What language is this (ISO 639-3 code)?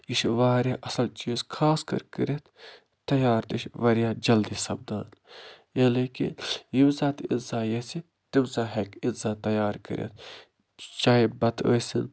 kas